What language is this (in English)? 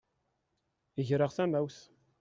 Kabyle